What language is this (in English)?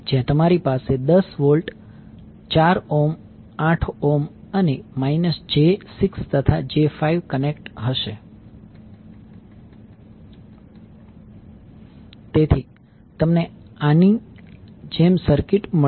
Gujarati